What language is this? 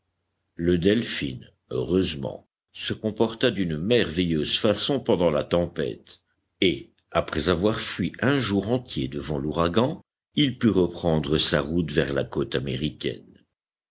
French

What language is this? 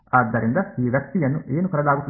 Kannada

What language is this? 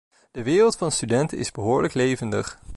Dutch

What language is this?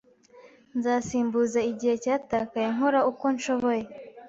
Kinyarwanda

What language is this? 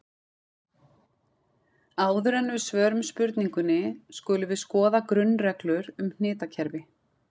Icelandic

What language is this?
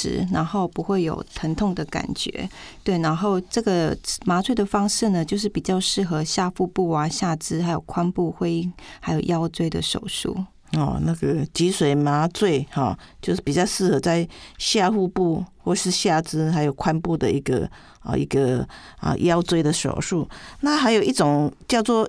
Chinese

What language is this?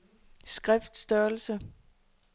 Danish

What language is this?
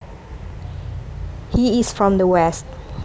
Javanese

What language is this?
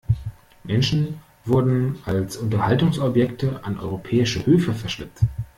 German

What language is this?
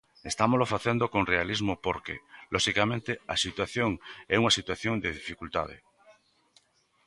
Galician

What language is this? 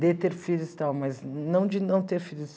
Portuguese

